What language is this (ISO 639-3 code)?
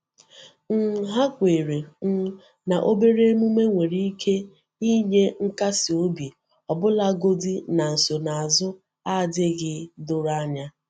ibo